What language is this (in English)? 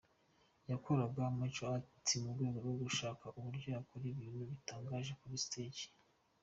Kinyarwanda